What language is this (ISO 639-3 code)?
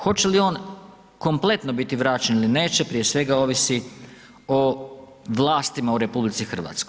hrv